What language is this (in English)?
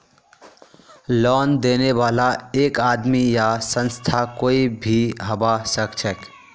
Magahi